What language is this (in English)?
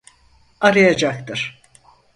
Turkish